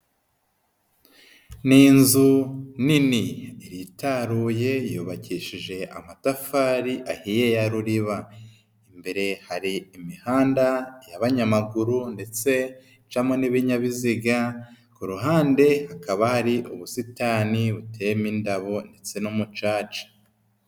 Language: Kinyarwanda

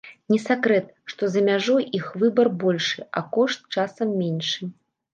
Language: Belarusian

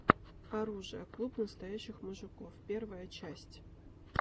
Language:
Russian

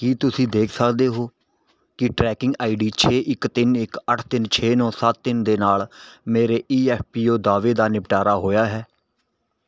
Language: Punjabi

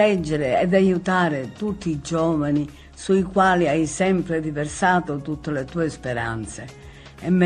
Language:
Italian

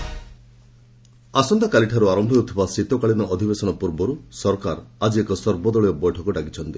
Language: Odia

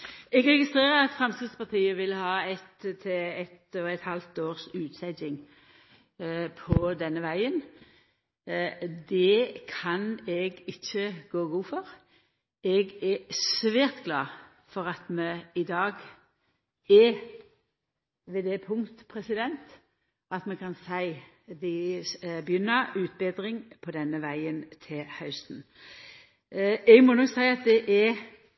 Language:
Norwegian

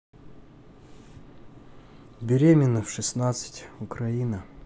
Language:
Russian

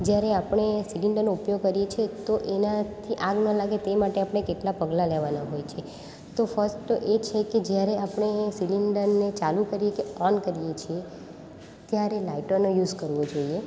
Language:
Gujarati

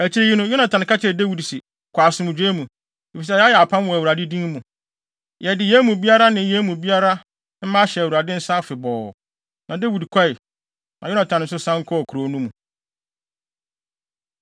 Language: Akan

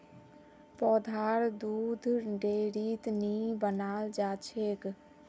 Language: Magahi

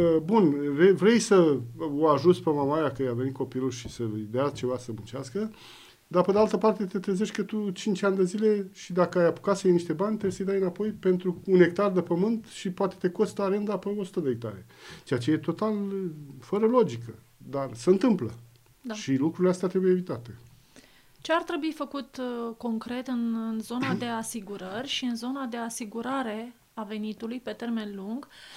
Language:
Romanian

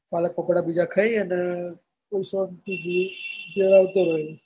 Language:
Gujarati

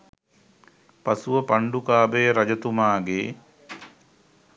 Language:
Sinhala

